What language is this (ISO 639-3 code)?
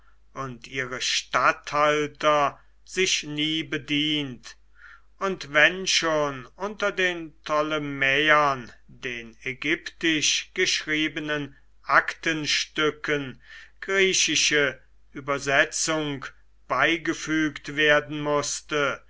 deu